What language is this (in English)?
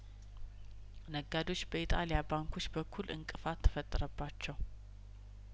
Amharic